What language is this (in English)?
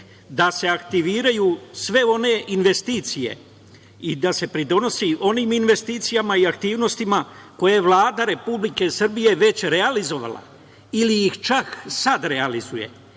Serbian